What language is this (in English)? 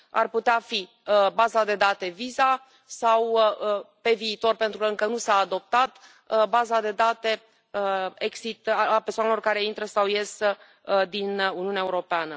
Romanian